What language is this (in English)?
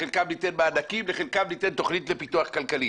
Hebrew